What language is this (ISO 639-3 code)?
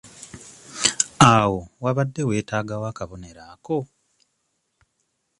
lug